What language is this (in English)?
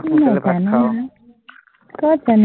Assamese